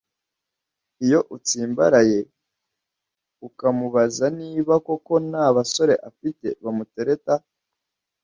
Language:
Kinyarwanda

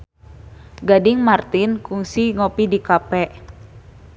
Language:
Sundanese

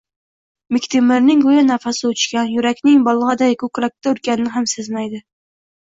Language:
Uzbek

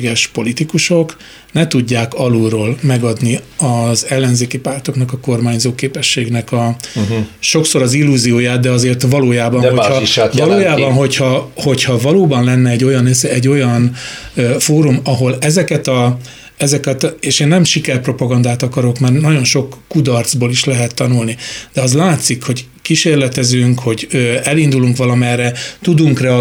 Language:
Hungarian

